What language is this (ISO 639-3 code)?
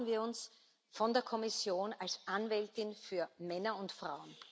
deu